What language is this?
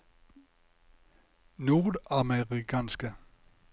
Norwegian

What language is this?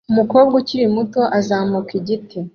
Kinyarwanda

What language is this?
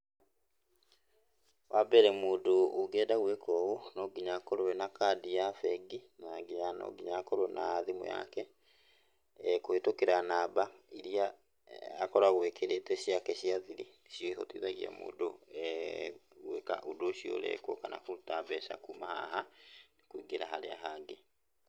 Kikuyu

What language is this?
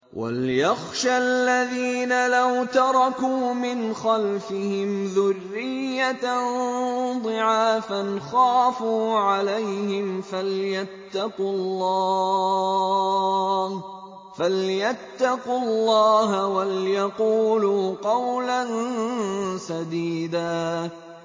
Arabic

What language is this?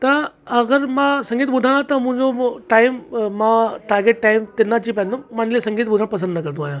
Sindhi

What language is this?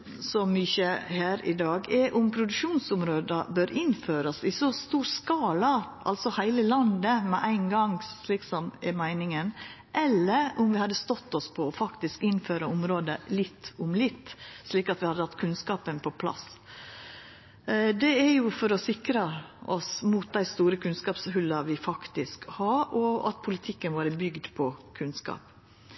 Norwegian Nynorsk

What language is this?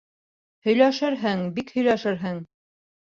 Bashkir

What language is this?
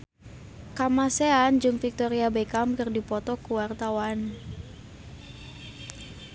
Sundanese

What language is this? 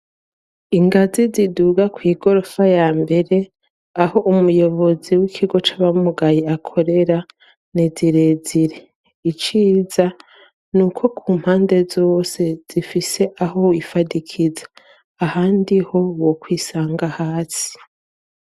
Rundi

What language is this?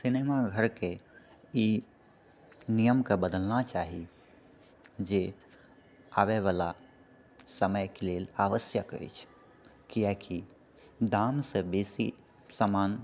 Maithili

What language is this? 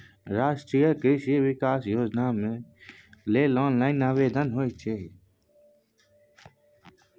Maithili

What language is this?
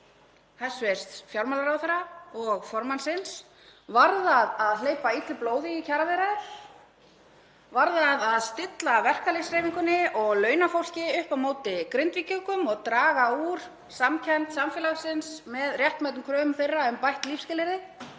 Icelandic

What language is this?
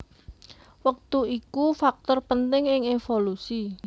Javanese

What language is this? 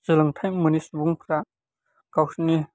Bodo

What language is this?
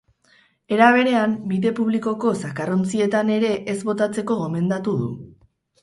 Basque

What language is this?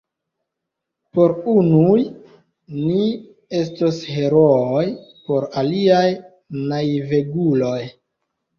Esperanto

